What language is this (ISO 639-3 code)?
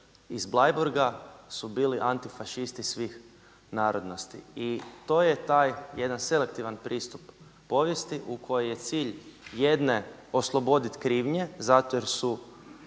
hrv